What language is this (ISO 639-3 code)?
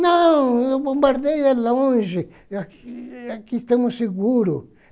por